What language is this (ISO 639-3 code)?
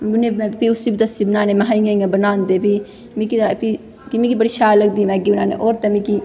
doi